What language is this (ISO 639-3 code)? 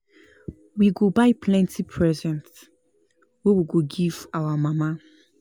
pcm